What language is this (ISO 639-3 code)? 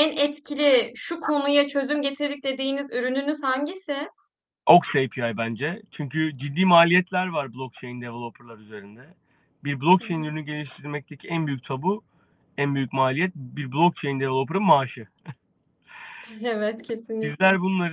tur